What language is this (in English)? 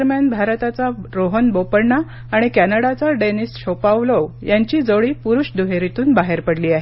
Marathi